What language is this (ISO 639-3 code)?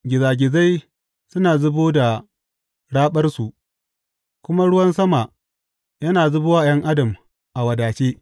hau